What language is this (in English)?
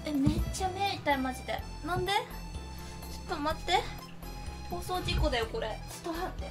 Japanese